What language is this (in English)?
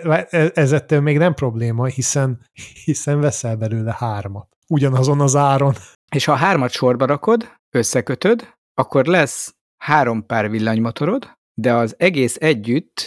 Hungarian